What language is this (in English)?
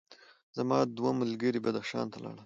Pashto